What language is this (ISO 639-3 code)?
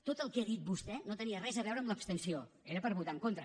cat